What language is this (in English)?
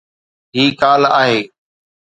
Sindhi